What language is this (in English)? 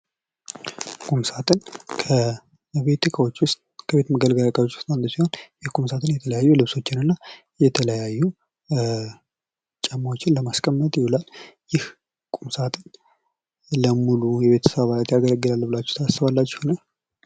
Amharic